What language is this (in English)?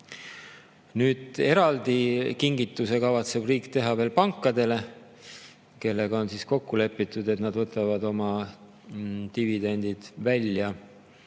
Estonian